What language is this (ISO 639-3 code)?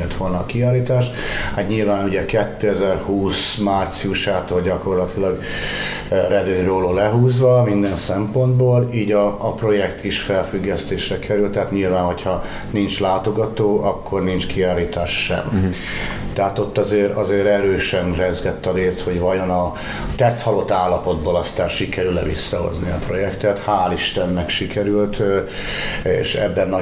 hun